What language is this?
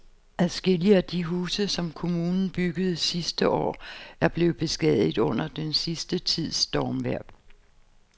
Danish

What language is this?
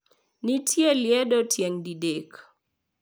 Luo (Kenya and Tanzania)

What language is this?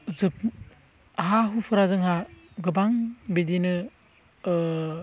Bodo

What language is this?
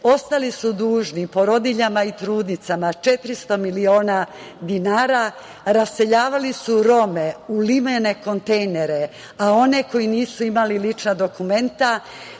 Serbian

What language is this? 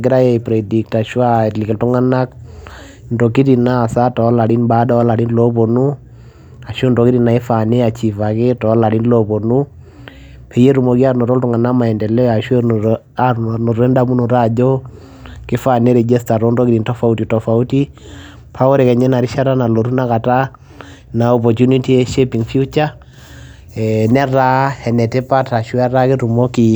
Masai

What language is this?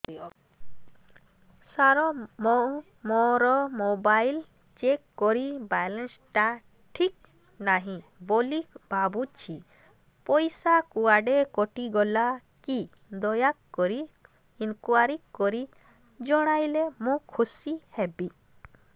Odia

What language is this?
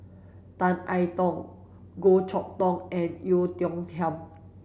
English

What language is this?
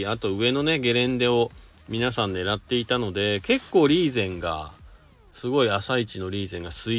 Japanese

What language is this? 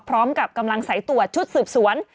Thai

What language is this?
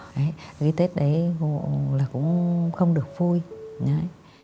Vietnamese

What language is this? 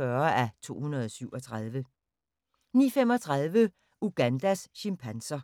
Danish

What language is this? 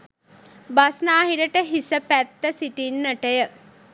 Sinhala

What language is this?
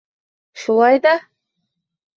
Bashkir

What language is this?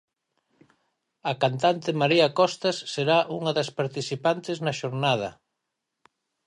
Galician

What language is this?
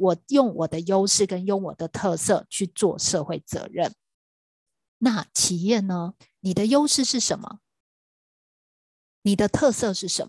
Chinese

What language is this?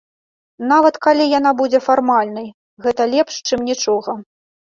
Belarusian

